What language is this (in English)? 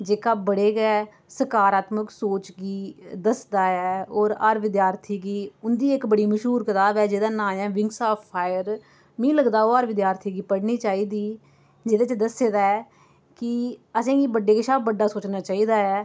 Dogri